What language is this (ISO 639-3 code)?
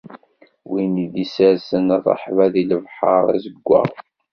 kab